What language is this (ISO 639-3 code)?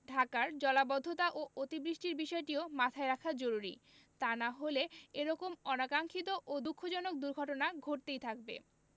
ben